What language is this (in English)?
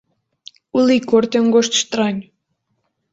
Portuguese